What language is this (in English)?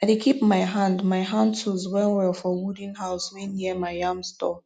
Nigerian Pidgin